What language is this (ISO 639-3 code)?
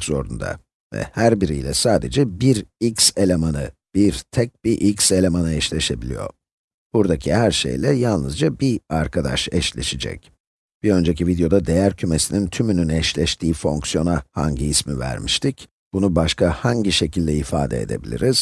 tur